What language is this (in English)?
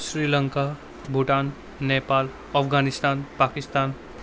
Nepali